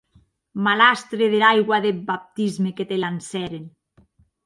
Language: Occitan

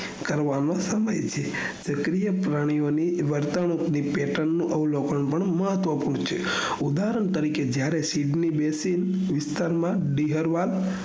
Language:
Gujarati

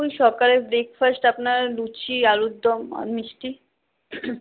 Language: Bangla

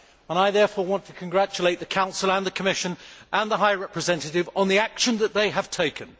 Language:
English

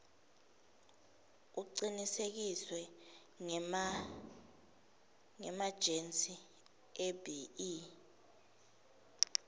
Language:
Swati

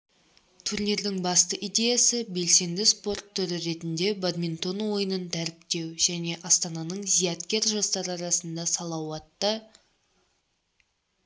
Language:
Kazakh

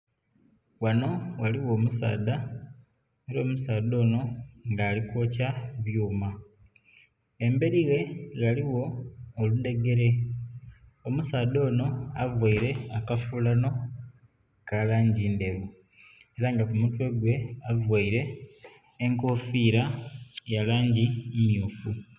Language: Soga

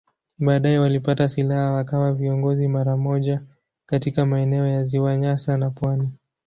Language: Swahili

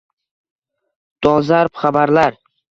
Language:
Uzbek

